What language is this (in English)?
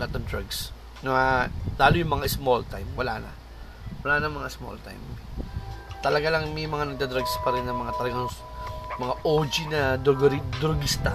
Filipino